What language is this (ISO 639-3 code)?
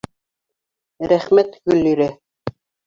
bak